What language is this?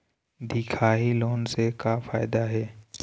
Chhattisgarhi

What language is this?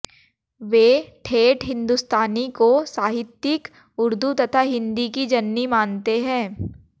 Hindi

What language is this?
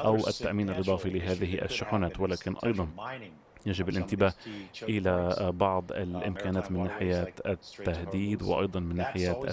Arabic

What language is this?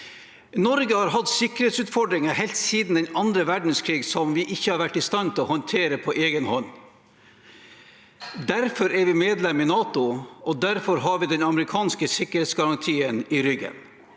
Norwegian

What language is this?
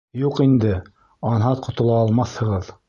Bashkir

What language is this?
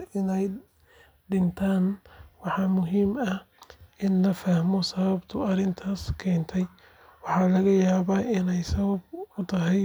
Somali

